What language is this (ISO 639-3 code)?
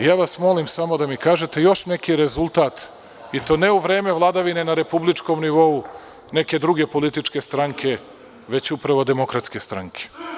srp